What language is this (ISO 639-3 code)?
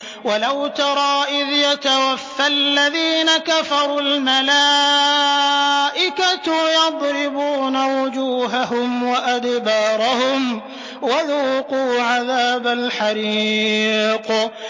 ara